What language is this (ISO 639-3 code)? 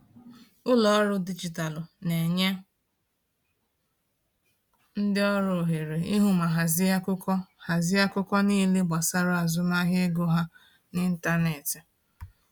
ibo